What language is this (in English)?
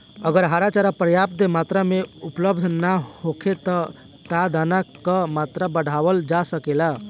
Bhojpuri